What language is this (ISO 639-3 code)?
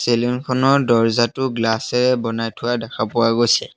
asm